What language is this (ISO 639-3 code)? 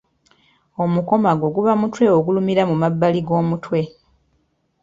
lug